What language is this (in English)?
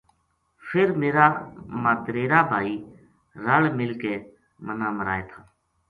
Gujari